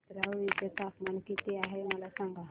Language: Marathi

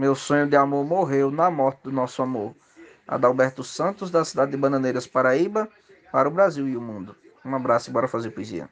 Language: Portuguese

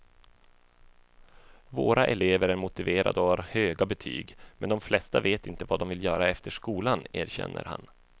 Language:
Swedish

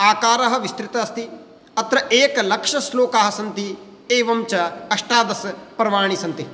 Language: Sanskrit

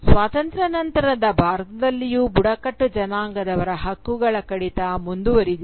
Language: Kannada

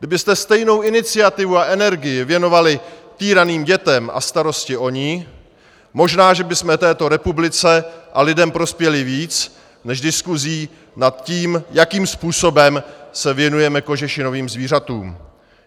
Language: Czech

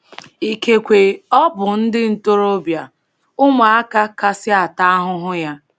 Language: Igbo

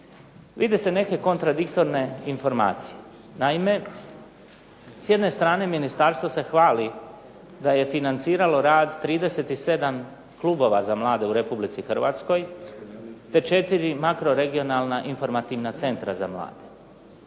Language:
Croatian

